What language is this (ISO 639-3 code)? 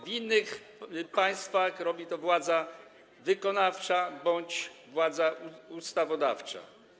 pol